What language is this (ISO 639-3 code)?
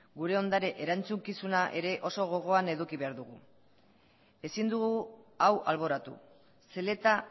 eus